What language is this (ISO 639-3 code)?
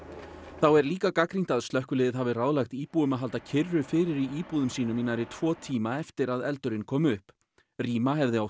isl